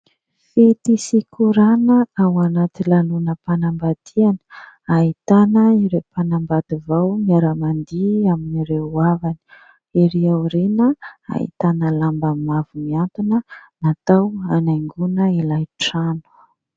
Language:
Malagasy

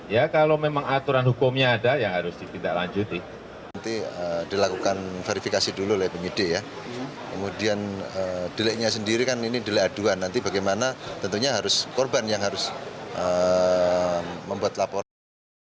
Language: Indonesian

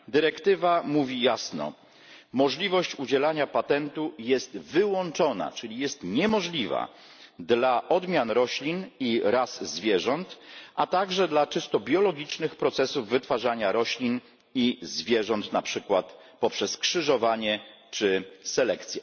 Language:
Polish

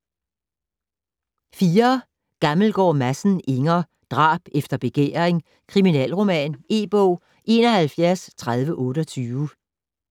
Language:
Danish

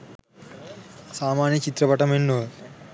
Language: Sinhala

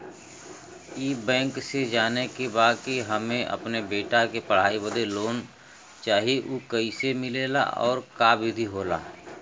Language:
Bhojpuri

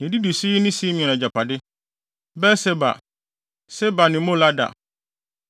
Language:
Akan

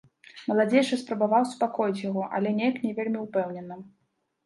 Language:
Belarusian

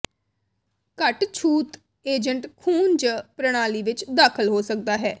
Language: Punjabi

